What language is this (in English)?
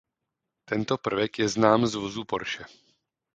Czech